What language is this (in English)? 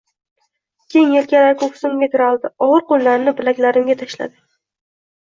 Uzbek